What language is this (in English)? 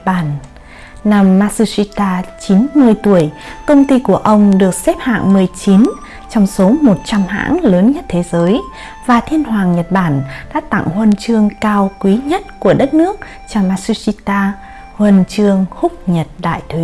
Vietnamese